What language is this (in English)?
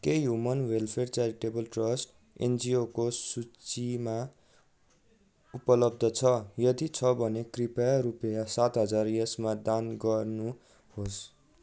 Nepali